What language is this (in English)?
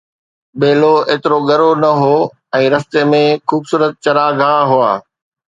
Sindhi